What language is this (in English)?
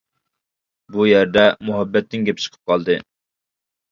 Uyghur